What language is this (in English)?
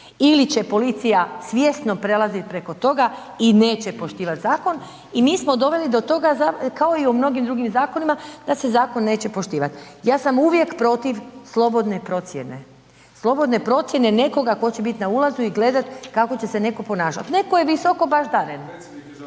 Croatian